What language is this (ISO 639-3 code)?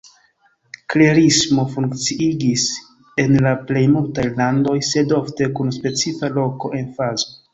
epo